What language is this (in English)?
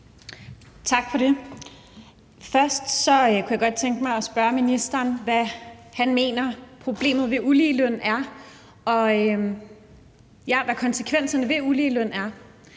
Danish